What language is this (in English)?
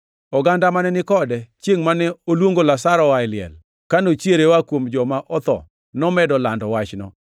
Luo (Kenya and Tanzania)